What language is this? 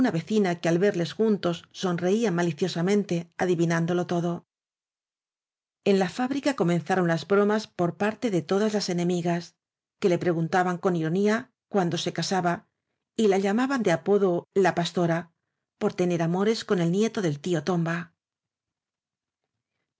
Spanish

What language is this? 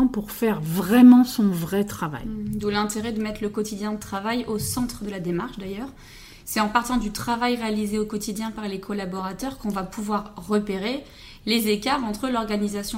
French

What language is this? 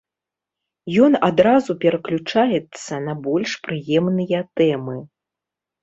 Belarusian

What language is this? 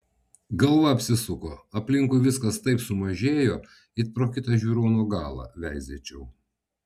Lithuanian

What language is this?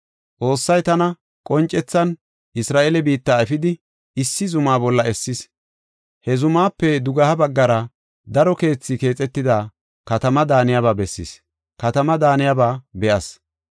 Gofa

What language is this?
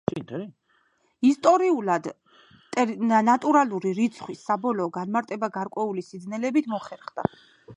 Georgian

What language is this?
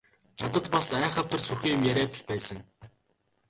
Mongolian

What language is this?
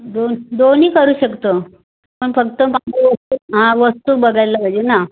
Marathi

